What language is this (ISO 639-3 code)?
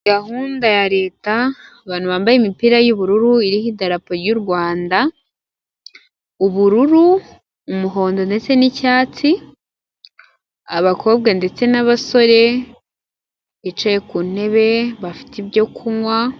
kin